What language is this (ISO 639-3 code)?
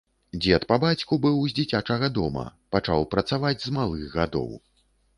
bel